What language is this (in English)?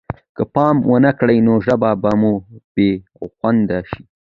Pashto